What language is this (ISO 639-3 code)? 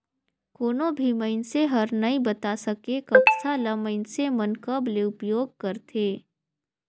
hne